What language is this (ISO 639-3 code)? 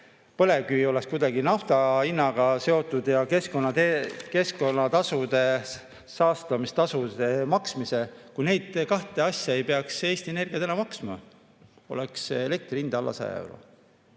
est